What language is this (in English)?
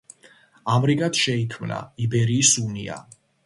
Georgian